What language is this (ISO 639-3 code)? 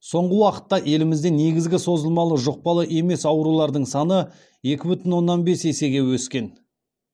kaz